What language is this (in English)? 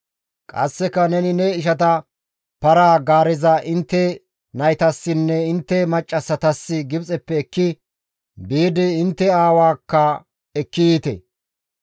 Gamo